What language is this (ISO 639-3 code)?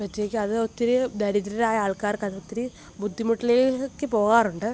mal